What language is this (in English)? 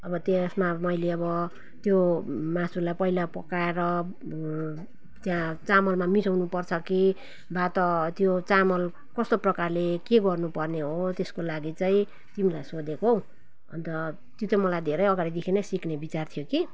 Nepali